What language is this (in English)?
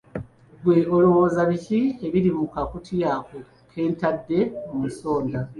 Ganda